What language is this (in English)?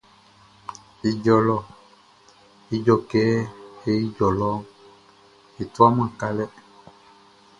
Baoulé